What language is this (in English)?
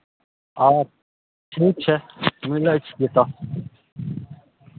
Maithili